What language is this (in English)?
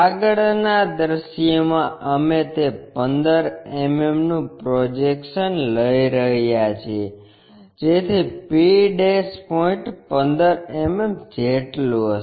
Gujarati